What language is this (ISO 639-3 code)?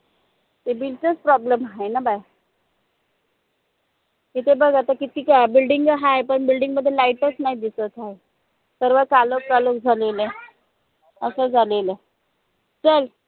mar